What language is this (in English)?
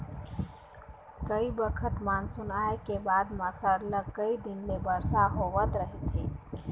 Chhattisgarhi